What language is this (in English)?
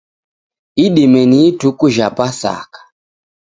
Taita